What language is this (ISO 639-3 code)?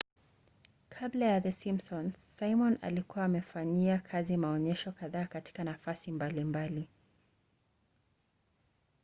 swa